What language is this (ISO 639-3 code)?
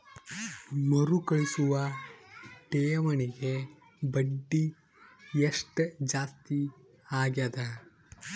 kan